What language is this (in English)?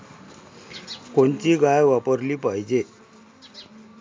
Marathi